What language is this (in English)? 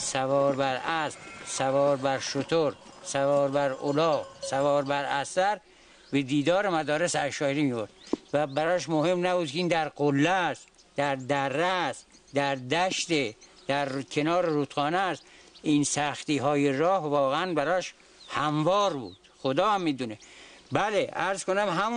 Persian